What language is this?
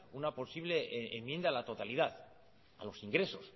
Spanish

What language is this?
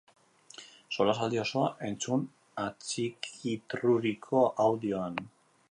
Basque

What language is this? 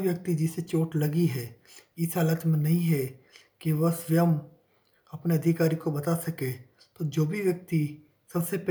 Hindi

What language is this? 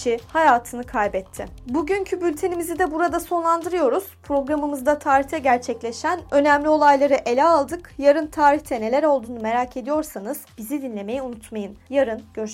Turkish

